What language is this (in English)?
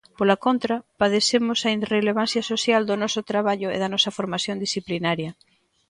Galician